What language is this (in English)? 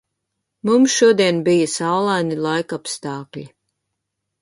Latvian